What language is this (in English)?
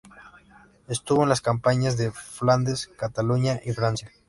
Spanish